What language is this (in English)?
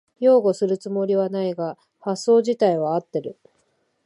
Japanese